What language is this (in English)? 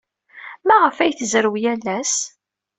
Kabyle